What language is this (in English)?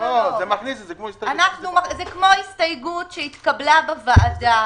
Hebrew